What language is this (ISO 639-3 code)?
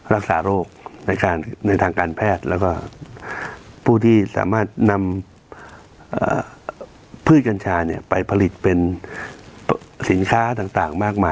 tha